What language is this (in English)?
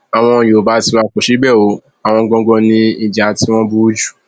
Yoruba